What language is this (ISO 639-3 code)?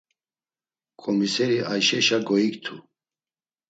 lzz